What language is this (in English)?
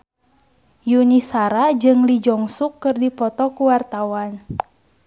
Sundanese